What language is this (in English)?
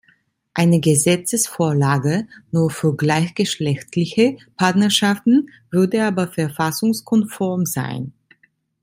German